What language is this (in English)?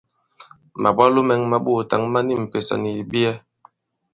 Bankon